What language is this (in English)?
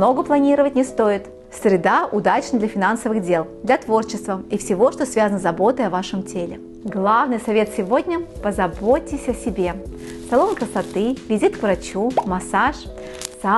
Russian